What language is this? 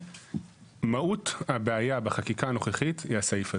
Hebrew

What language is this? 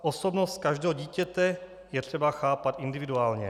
Czech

